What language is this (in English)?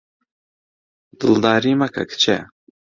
Central Kurdish